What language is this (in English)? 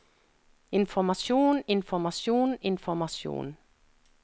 Norwegian